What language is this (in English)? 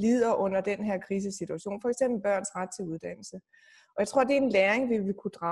Danish